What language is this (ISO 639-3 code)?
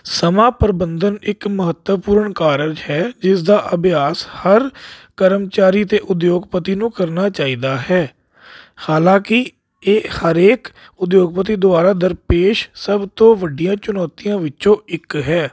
pan